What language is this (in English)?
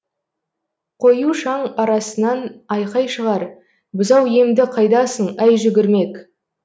Kazakh